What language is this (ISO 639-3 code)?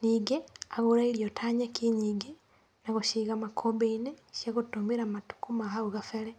kik